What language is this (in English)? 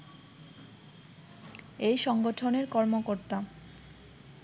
Bangla